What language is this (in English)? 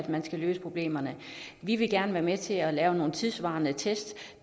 Danish